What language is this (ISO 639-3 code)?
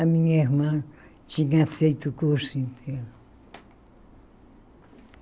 por